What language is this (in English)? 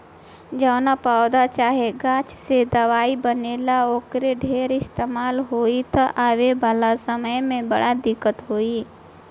Bhojpuri